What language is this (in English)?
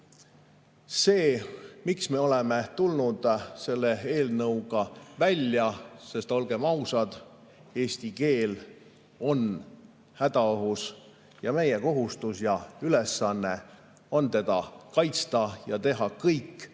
Estonian